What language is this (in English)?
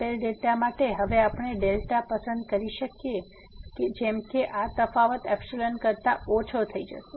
Gujarati